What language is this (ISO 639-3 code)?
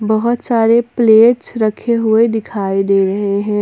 hin